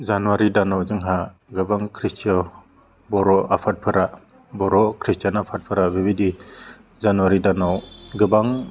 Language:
Bodo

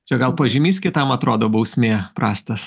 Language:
Lithuanian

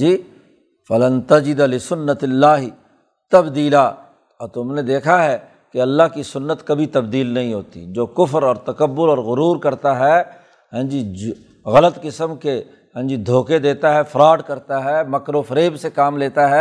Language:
Urdu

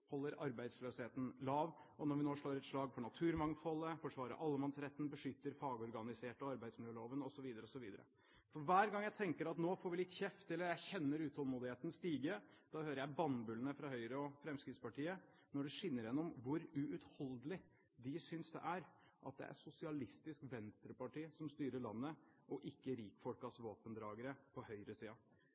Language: Norwegian Bokmål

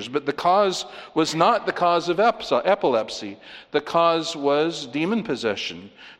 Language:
English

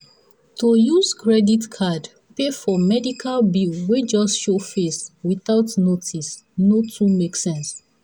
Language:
Nigerian Pidgin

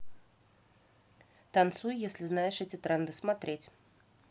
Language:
Russian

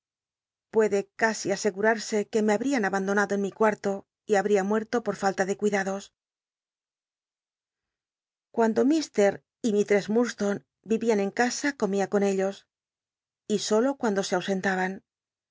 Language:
Spanish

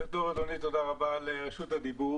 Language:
Hebrew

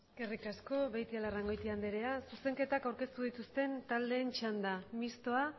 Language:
Basque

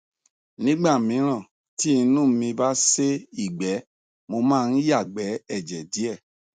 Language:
Yoruba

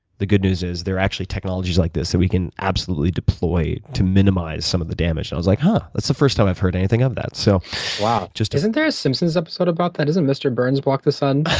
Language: English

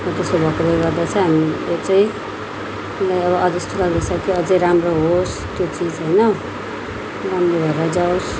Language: Nepali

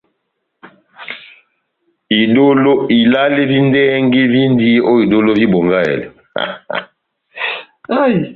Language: Batanga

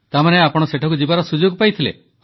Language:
Odia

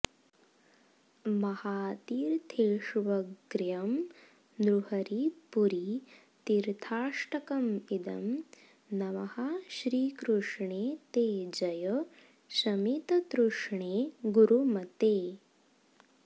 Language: Sanskrit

